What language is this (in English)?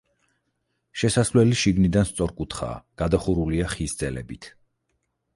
Georgian